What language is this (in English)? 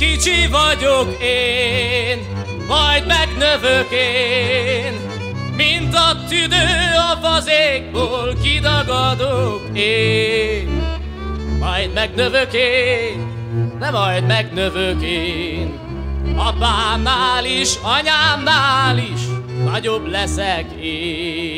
Hungarian